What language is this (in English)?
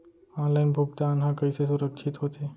Chhattisgarhi